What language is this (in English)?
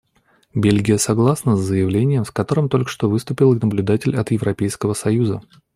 Russian